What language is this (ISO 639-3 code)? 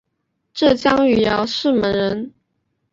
zho